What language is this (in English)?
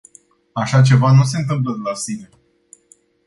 Romanian